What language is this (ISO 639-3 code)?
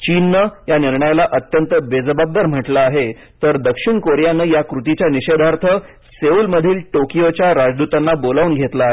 mar